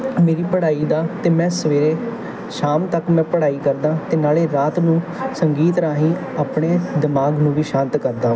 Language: Punjabi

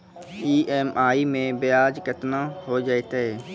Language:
Maithili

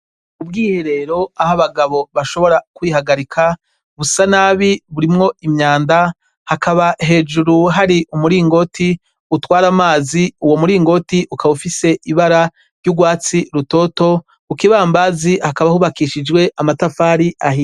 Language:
Rundi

